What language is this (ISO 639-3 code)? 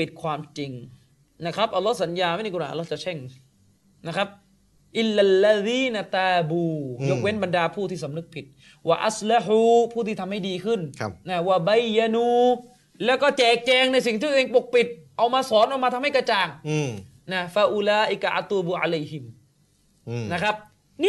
tha